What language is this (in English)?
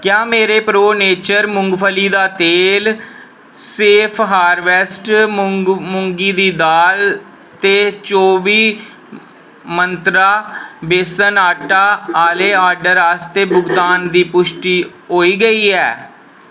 Dogri